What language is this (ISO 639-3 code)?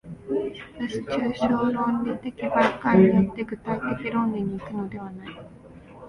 jpn